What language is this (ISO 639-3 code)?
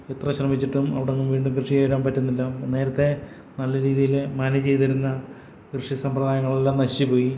mal